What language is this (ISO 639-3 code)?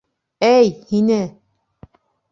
bak